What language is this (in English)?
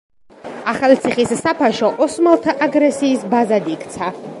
Georgian